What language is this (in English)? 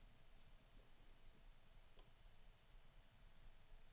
Swedish